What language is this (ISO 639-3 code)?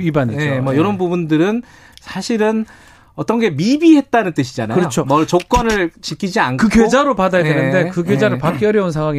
kor